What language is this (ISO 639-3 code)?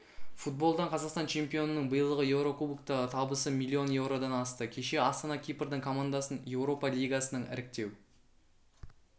kaz